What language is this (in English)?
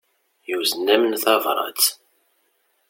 Kabyle